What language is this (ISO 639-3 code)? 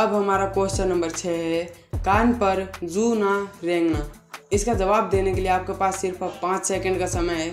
hin